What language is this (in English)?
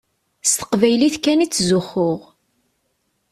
Kabyle